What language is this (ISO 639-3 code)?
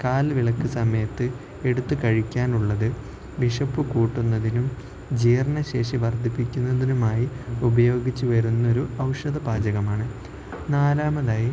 mal